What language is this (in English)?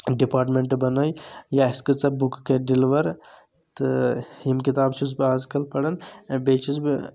Kashmiri